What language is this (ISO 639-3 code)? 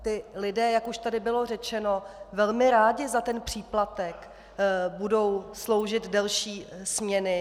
ces